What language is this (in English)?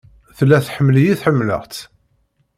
Kabyle